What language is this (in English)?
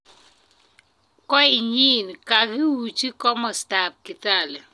Kalenjin